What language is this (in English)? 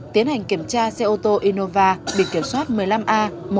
Vietnamese